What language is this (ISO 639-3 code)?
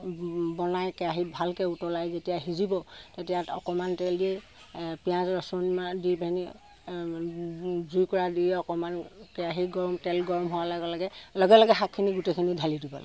asm